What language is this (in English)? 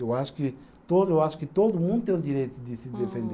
Portuguese